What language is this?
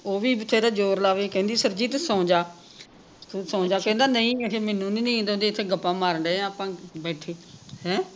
Punjabi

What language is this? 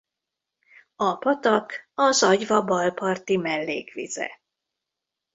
Hungarian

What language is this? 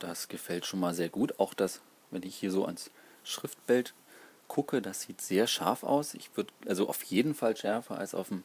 German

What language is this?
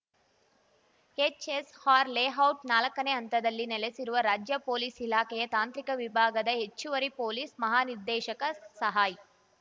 Kannada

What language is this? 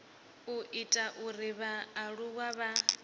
Venda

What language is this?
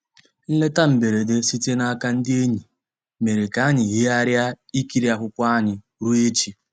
Igbo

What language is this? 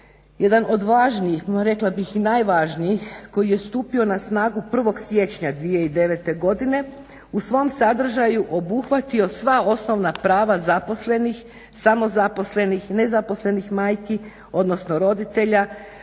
Croatian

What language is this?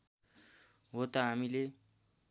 Nepali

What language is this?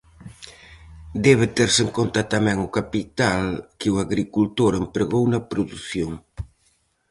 Galician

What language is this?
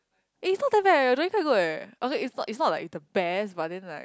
English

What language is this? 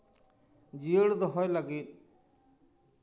Santali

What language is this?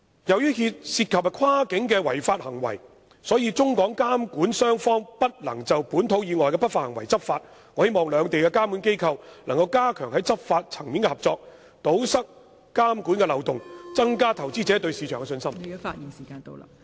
Cantonese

